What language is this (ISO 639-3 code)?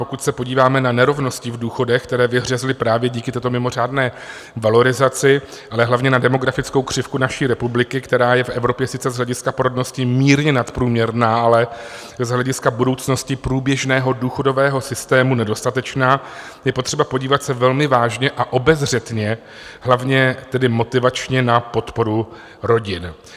ces